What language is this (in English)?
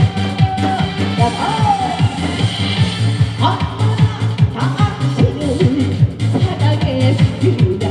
Korean